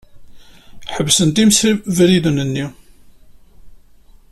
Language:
Kabyle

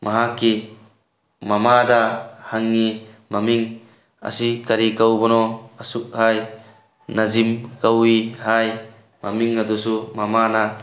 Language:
Manipuri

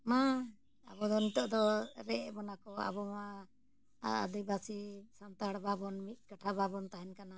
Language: Santali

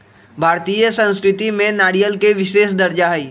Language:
Magahi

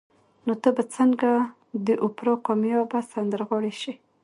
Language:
Pashto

